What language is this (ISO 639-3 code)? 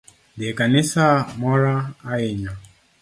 luo